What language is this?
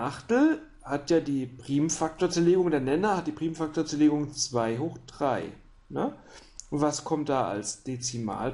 German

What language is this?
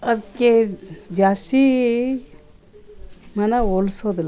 Kannada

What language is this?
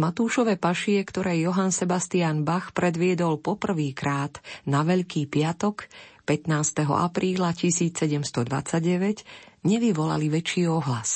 Slovak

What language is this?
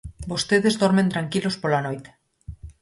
Galician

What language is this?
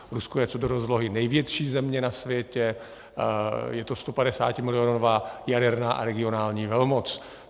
Czech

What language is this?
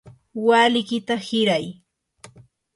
Yanahuanca Pasco Quechua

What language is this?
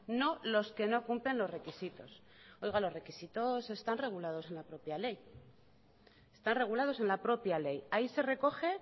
Spanish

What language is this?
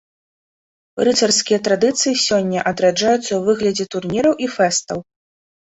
Belarusian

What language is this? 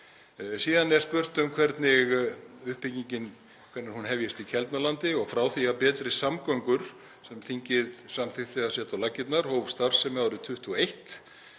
Icelandic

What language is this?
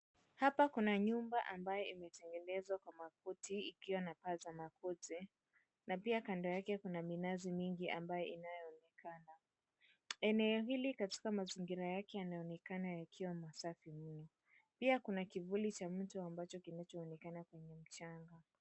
Swahili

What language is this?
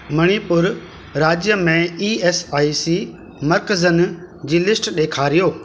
Sindhi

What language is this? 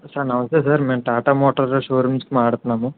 Telugu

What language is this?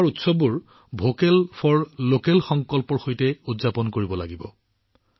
Assamese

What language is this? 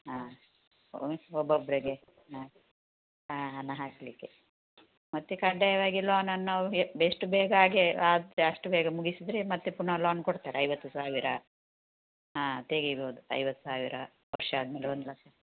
Kannada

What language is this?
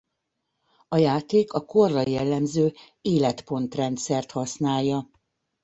Hungarian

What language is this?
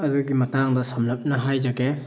Manipuri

